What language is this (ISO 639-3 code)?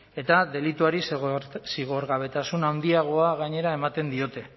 eus